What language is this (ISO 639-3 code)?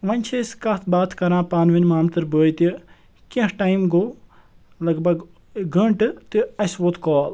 kas